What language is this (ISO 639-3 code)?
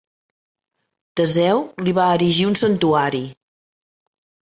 cat